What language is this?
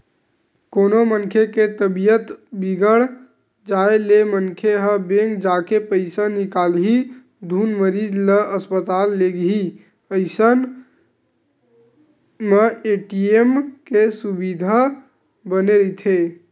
Chhattisgarhi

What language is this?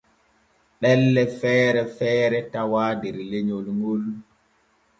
Borgu Fulfulde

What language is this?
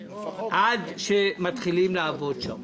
Hebrew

